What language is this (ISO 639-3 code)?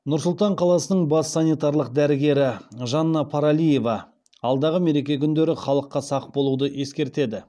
kaz